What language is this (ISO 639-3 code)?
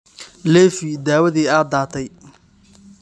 som